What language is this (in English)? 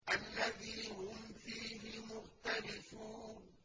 Arabic